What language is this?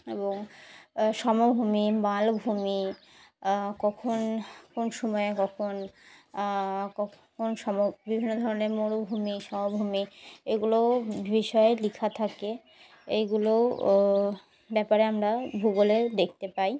Bangla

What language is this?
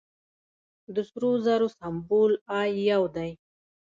Pashto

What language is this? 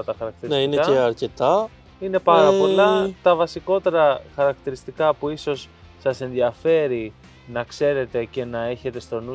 Greek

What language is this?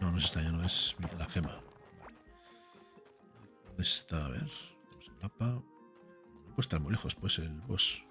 Spanish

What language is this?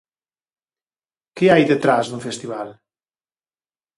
Galician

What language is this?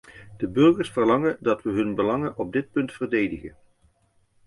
Dutch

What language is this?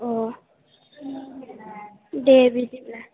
Bodo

